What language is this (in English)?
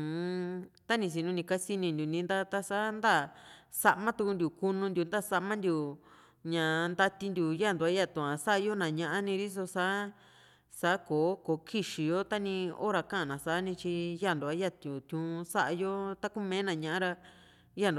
Juxtlahuaca Mixtec